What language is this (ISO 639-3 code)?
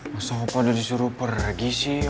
ind